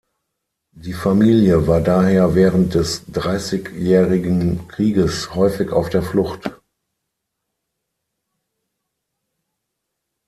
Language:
German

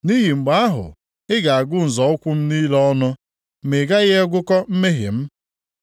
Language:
Igbo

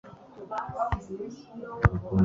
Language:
Kinyarwanda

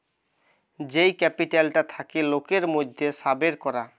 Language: Bangla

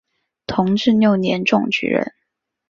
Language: Chinese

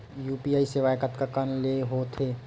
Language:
Chhattisgarhi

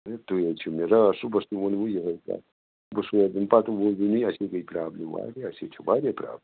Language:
Kashmiri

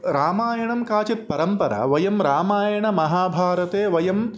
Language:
Sanskrit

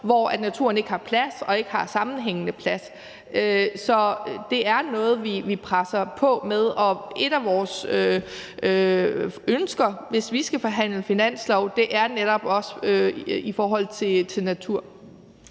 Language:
Danish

